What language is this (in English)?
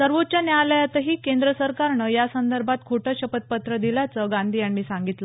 Marathi